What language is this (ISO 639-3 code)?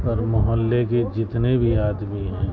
urd